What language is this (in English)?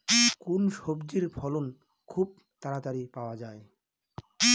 Bangla